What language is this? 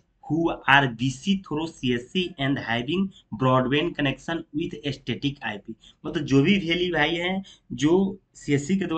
Hindi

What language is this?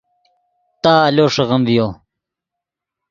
Yidgha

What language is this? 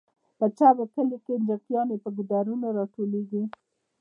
Pashto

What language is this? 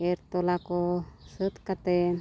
Santali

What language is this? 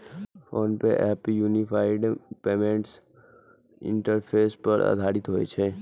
Maithili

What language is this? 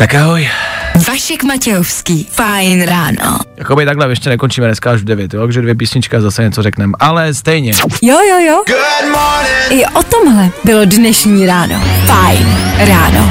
Czech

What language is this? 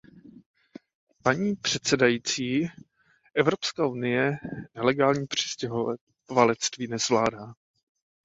Czech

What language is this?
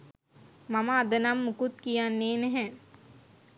Sinhala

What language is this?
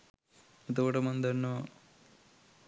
Sinhala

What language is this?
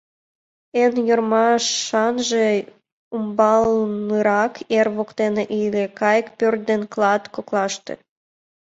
Mari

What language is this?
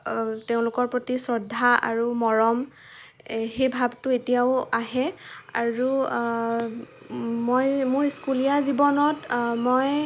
Assamese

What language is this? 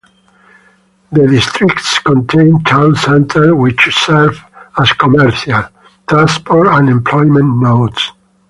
English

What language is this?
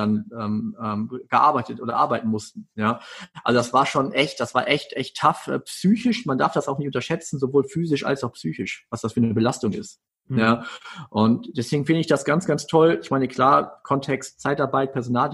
German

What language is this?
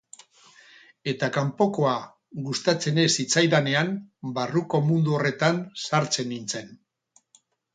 Basque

